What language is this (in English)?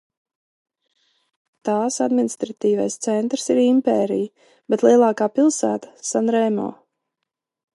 Latvian